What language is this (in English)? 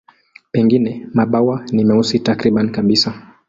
Swahili